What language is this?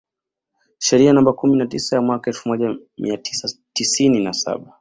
Swahili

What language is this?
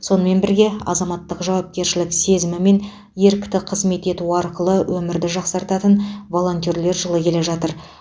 Kazakh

